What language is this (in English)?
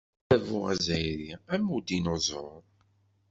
Kabyle